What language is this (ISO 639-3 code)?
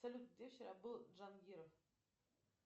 rus